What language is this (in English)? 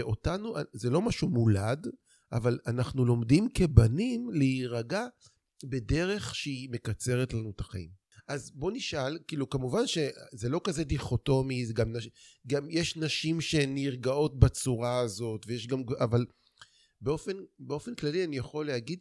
Hebrew